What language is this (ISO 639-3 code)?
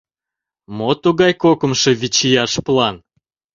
chm